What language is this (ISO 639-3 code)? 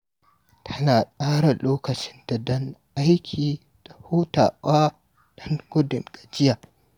hau